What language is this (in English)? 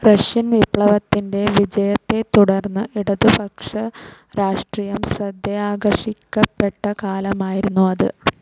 Malayalam